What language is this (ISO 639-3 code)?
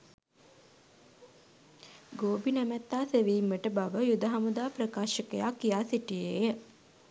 sin